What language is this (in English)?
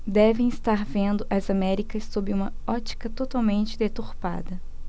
Portuguese